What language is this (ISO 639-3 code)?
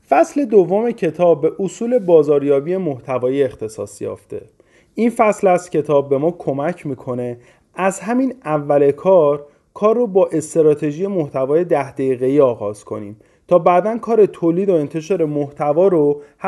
fas